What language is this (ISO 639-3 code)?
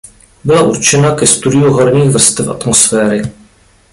ces